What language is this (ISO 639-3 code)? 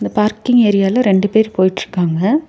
tam